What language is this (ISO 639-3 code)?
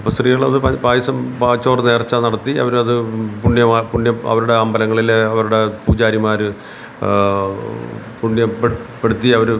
mal